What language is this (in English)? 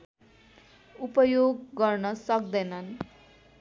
Nepali